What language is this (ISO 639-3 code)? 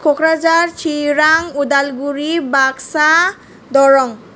brx